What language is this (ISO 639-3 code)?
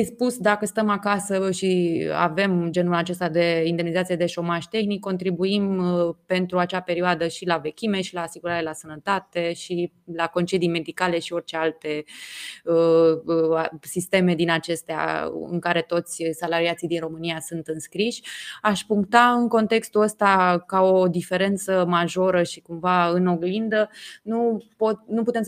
ron